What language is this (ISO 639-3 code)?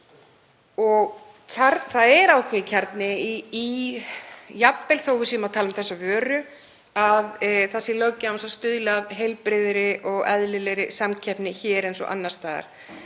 isl